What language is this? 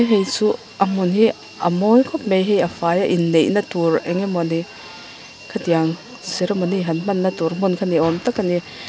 Mizo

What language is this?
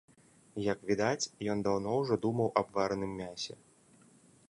Belarusian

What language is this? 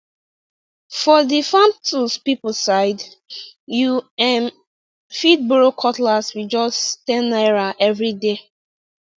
Nigerian Pidgin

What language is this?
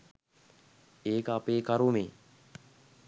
Sinhala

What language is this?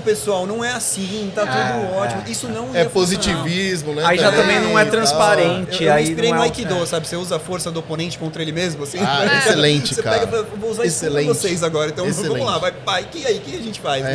Portuguese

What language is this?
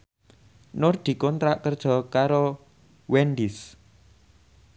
Javanese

